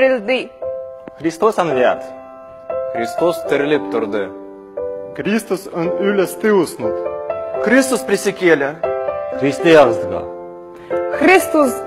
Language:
Russian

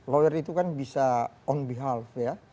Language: Indonesian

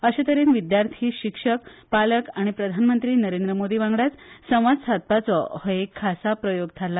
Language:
Konkani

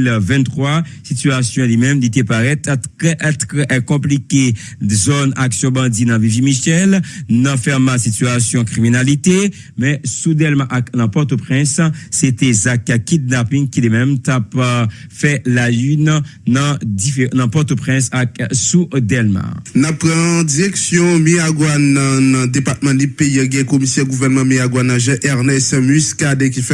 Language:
French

